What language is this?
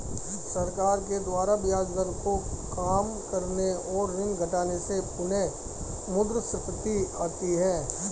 Hindi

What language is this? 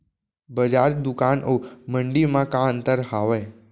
Chhattisgarhi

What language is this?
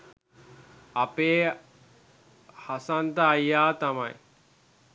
Sinhala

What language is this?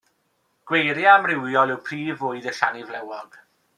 Welsh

